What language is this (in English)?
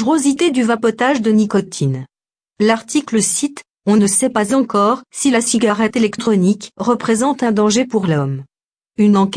French